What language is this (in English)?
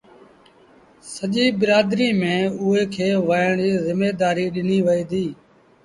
Sindhi Bhil